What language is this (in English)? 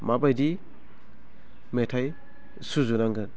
Bodo